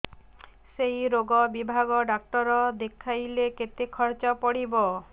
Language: Odia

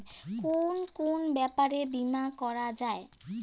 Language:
Bangla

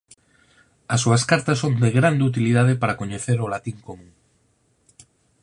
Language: Galician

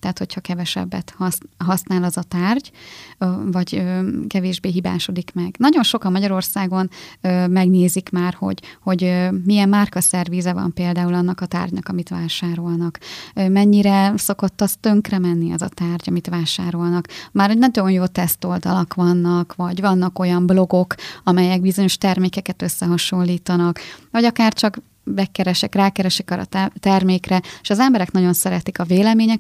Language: Hungarian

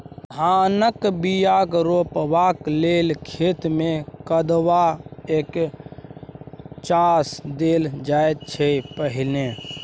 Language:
Maithili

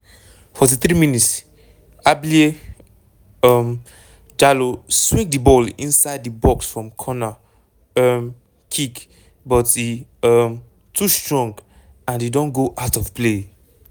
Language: Nigerian Pidgin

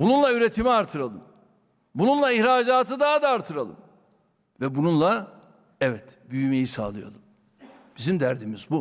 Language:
Turkish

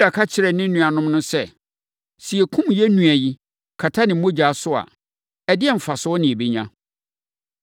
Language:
Akan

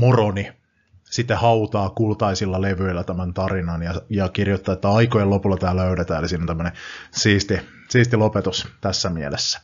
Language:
Finnish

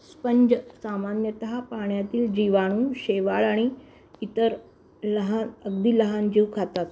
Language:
Marathi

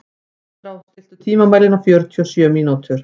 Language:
Icelandic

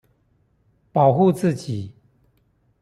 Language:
Chinese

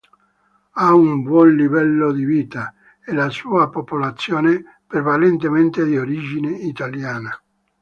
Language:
Italian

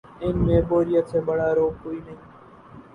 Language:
Urdu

